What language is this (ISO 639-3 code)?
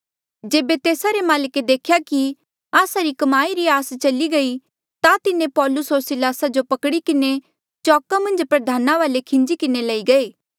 mjl